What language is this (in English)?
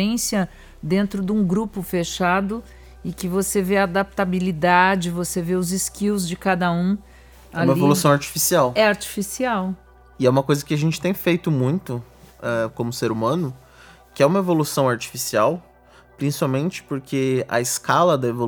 Portuguese